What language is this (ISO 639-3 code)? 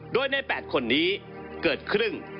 tha